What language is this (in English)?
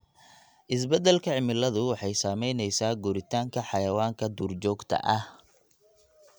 Somali